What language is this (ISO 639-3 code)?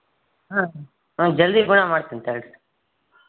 kan